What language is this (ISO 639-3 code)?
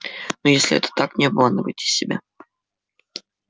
rus